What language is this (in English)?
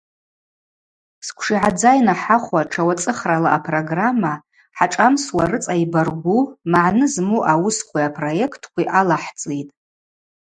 Abaza